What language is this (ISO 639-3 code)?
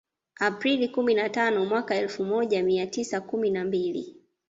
swa